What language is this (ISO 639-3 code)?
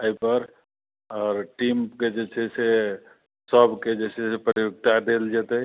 mai